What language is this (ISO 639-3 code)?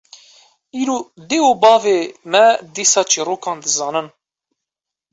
kur